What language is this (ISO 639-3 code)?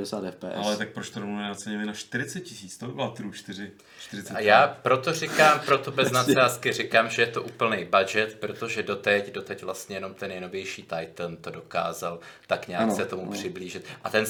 ces